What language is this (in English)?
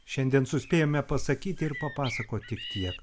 Lithuanian